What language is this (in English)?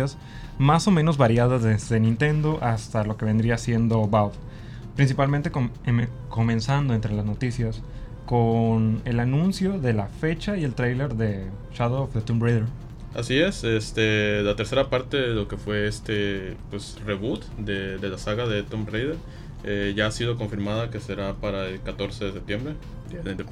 Spanish